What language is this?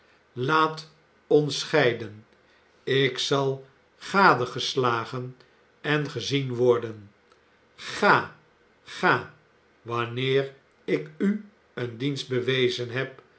Dutch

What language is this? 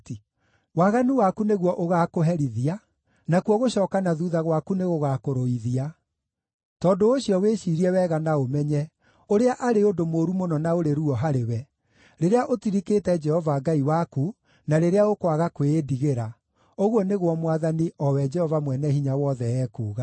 Kikuyu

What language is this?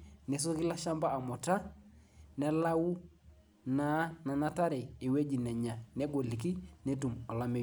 Masai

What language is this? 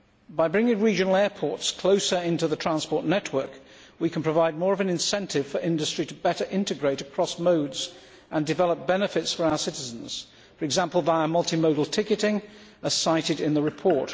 English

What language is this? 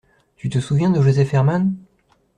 French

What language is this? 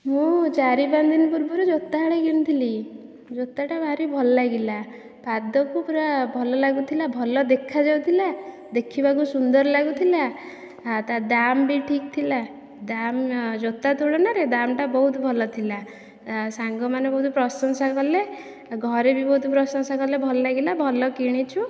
Odia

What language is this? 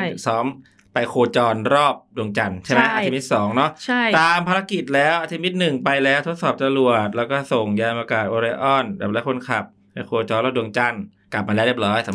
Thai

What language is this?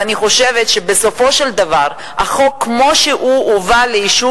Hebrew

